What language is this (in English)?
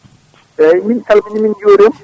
Fula